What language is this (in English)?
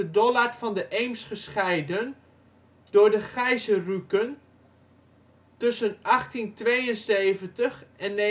Dutch